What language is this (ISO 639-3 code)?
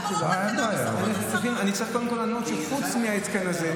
heb